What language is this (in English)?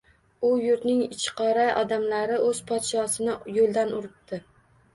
Uzbek